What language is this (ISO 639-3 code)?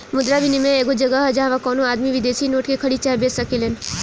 bho